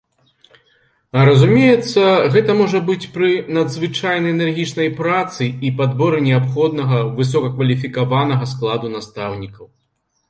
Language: Belarusian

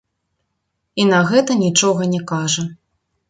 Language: Belarusian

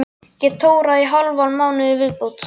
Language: Icelandic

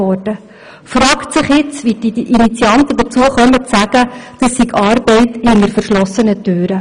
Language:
Swiss German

